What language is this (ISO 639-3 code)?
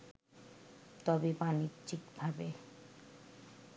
ben